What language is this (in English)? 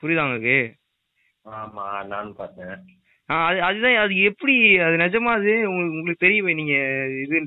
Tamil